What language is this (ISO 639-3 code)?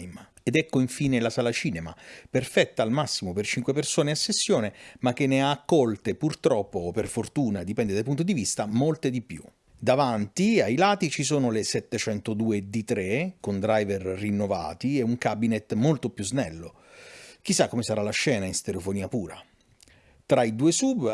ita